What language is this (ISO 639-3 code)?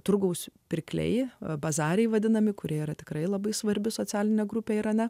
lit